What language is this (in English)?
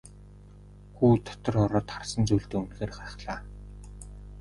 Mongolian